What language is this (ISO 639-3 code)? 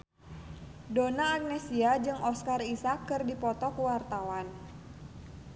sun